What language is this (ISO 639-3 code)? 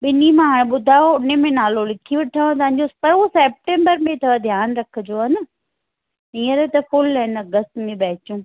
snd